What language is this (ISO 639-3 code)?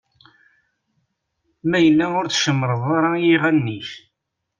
kab